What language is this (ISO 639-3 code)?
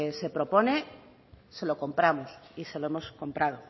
spa